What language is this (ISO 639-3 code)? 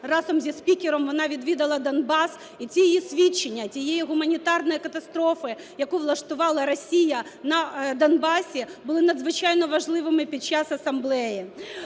ukr